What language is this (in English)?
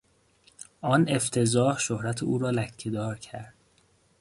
Persian